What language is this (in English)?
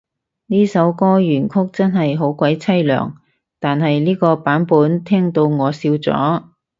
Cantonese